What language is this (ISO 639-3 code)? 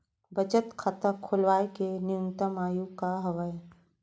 hne